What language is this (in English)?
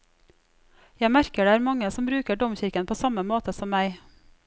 Norwegian